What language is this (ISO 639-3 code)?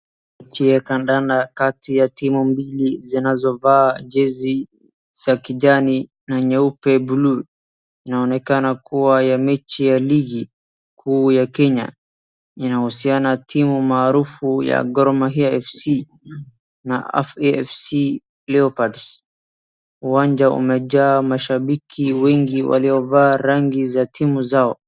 swa